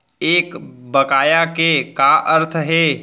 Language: Chhattisgarhi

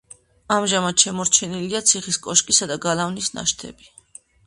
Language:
Georgian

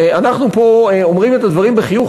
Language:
Hebrew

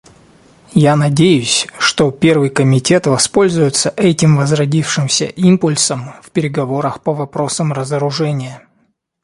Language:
Russian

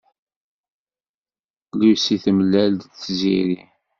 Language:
Kabyle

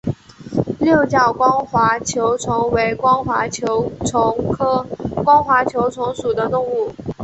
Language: Chinese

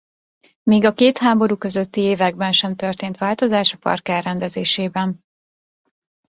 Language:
Hungarian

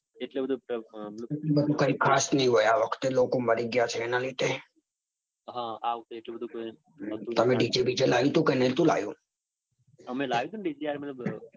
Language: Gujarati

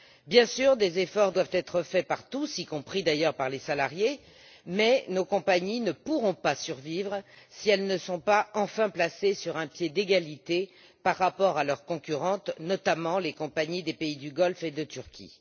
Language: French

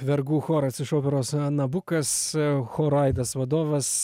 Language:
Lithuanian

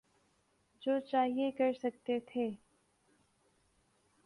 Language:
Urdu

